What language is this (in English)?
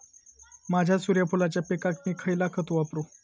Marathi